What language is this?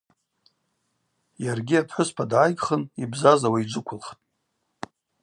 Abaza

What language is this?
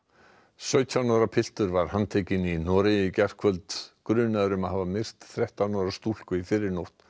Icelandic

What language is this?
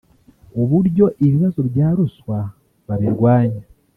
Kinyarwanda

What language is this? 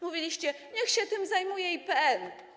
Polish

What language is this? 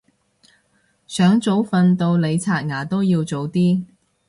Cantonese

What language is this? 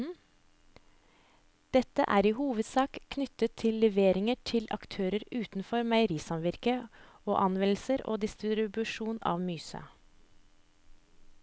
Norwegian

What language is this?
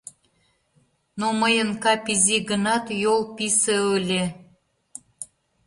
Mari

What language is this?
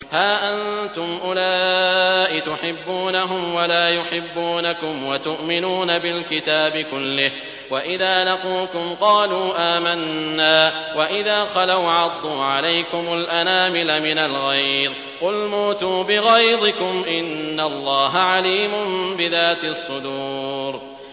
Arabic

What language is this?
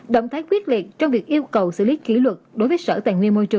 Vietnamese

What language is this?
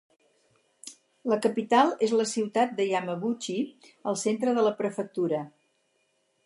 Catalan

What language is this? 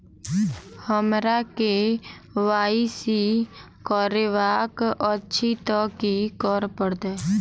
Maithili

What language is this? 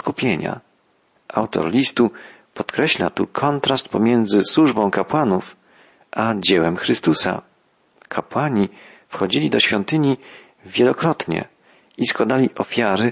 Polish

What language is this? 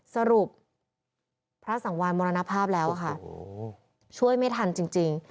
Thai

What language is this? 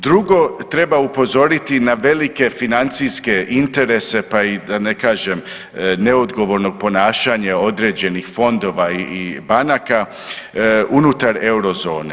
Croatian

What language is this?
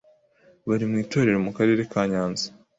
Kinyarwanda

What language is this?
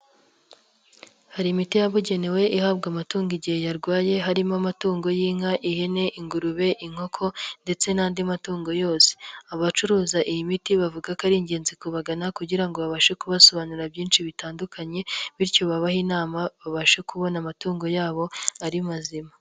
Kinyarwanda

